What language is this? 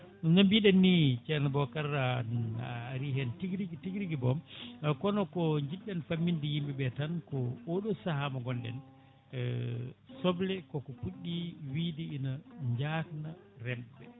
Fula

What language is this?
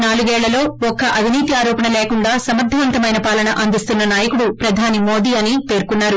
Telugu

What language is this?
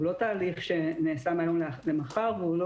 Hebrew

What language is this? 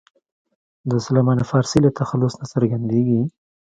Pashto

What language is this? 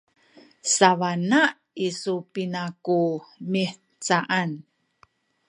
Sakizaya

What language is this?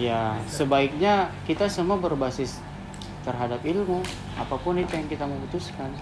Indonesian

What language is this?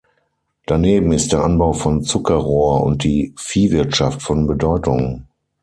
German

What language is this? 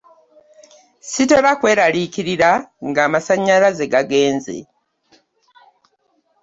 Ganda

